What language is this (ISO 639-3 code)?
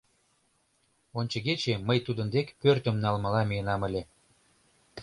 chm